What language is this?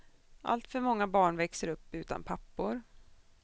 Swedish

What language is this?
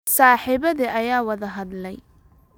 Somali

